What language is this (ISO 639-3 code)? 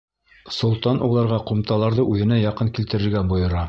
bak